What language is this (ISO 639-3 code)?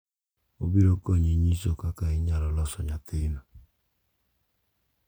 luo